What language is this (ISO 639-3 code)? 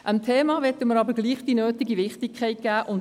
gsw